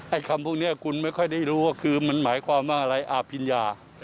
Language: Thai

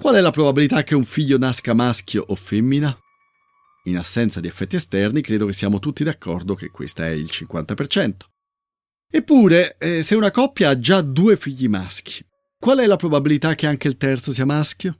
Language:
Italian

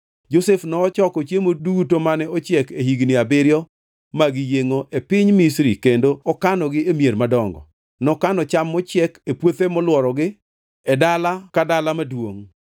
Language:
Luo (Kenya and Tanzania)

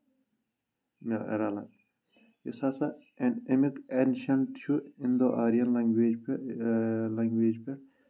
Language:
Kashmiri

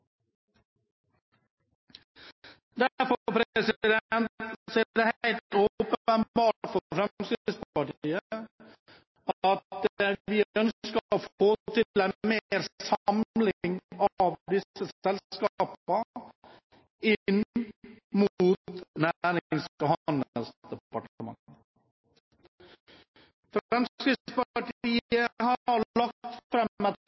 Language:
Norwegian Bokmål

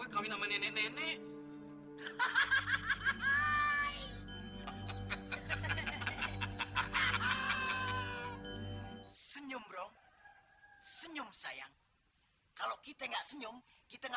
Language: Indonesian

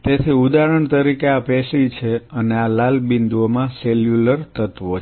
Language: Gujarati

